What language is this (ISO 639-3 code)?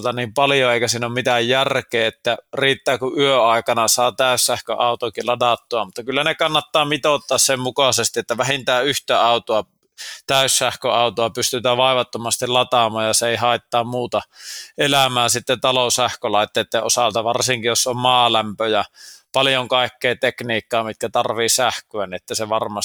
fin